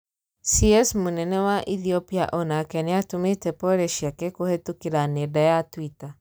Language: Kikuyu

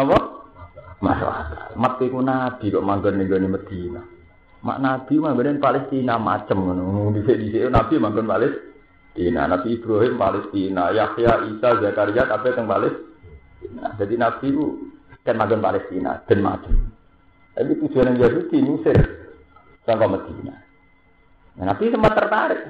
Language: Indonesian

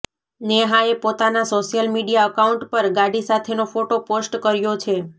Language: Gujarati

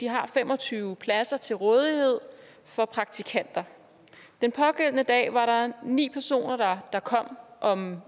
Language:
Danish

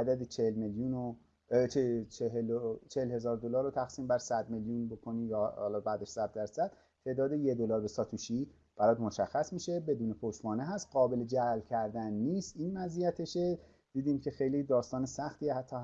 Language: Persian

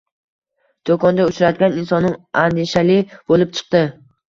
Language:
Uzbek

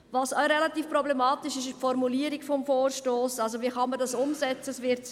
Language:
Swiss German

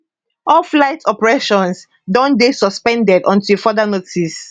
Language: Nigerian Pidgin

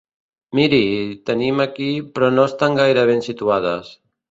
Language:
Catalan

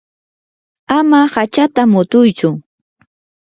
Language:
Yanahuanca Pasco Quechua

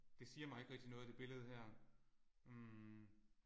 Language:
Danish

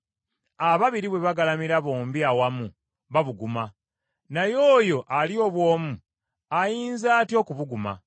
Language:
Ganda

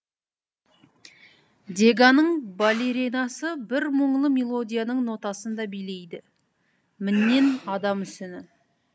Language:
Kazakh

